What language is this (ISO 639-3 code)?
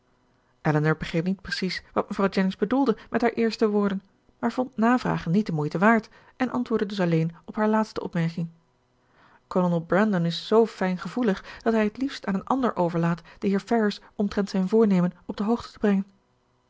nld